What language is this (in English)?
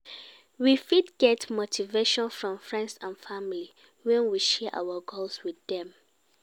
Nigerian Pidgin